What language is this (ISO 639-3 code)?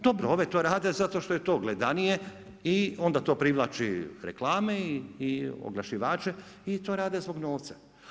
hrv